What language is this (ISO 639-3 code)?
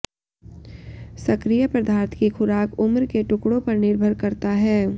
hin